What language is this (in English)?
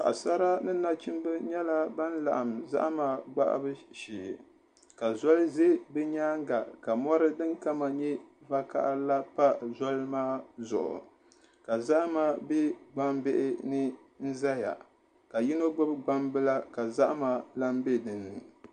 Dagbani